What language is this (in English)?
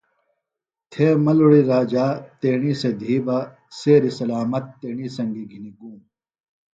Phalura